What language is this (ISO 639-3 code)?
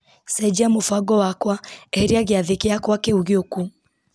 kik